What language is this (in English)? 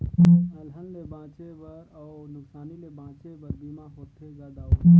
Chhattisgarhi